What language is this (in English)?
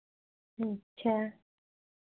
Hindi